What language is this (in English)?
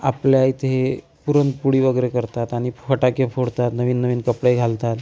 Marathi